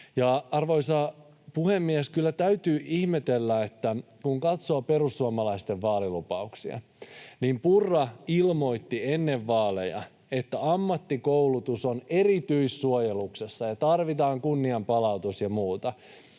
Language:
Finnish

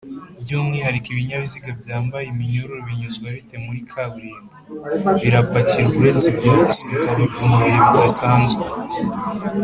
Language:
Kinyarwanda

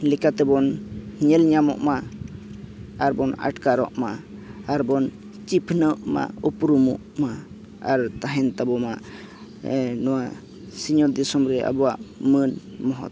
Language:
Santali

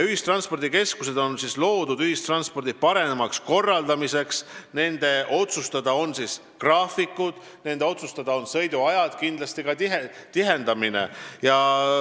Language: Estonian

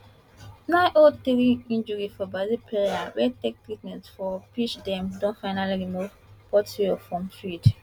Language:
Nigerian Pidgin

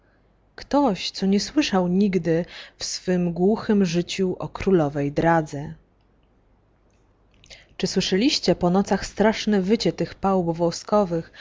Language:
Polish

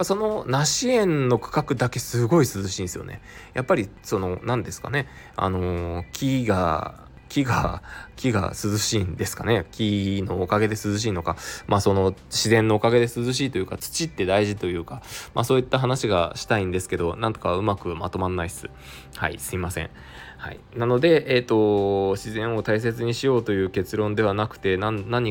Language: Japanese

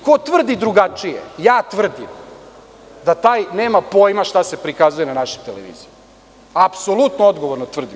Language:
Serbian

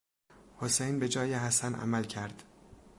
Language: Persian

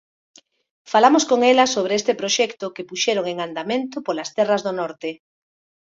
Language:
Galician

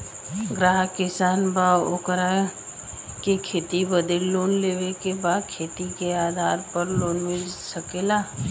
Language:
Bhojpuri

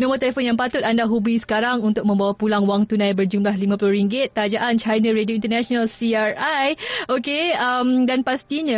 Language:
Malay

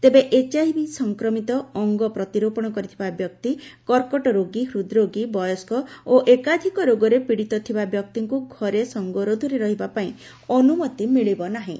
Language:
Odia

